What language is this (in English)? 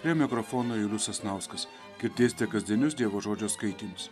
Lithuanian